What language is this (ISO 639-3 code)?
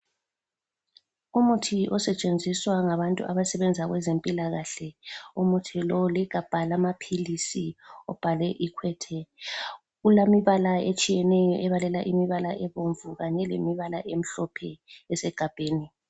nde